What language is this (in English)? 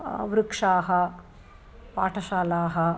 Sanskrit